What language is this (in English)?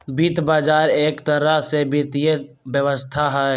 Magahi